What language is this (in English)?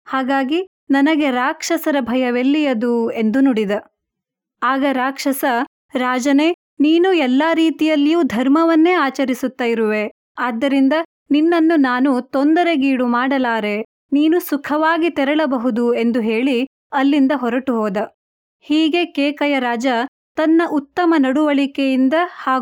Kannada